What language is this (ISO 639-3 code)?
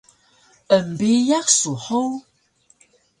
trv